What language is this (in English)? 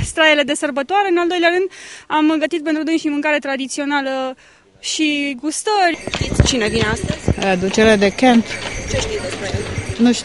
Romanian